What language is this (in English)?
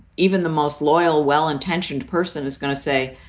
English